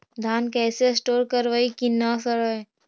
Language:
Magahi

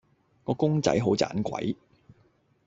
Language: Cantonese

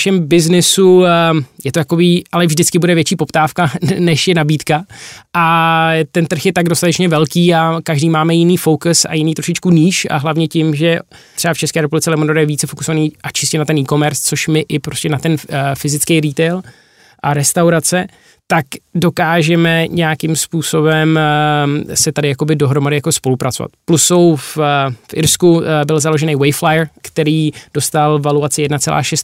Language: Czech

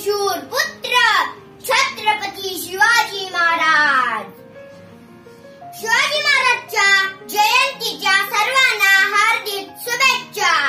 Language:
Romanian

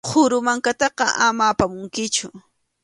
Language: Arequipa-La Unión Quechua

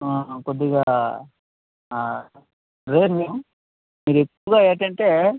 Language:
Telugu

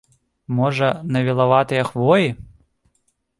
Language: Belarusian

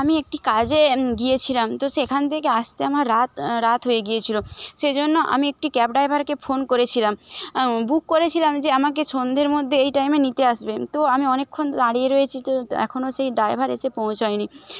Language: Bangla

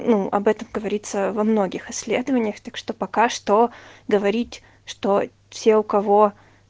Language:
Russian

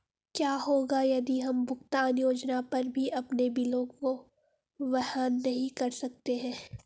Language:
Hindi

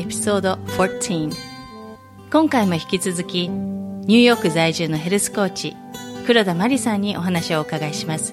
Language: Japanese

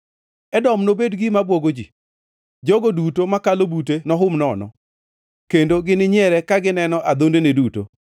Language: Luo (Kenya and Tanzania)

